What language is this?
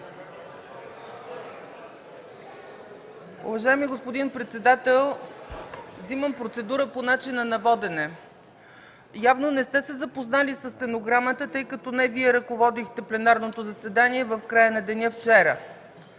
Bulgarian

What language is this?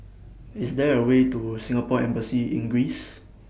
English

